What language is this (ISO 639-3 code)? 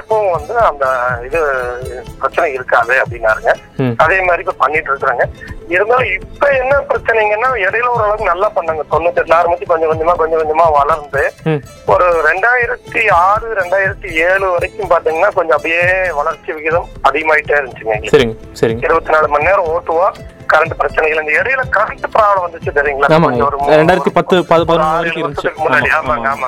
tam